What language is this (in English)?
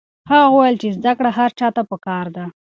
Pashto